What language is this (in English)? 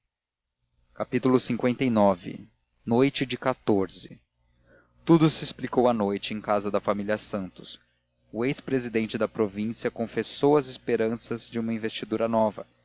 Portuguese